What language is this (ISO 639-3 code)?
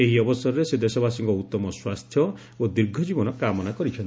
ori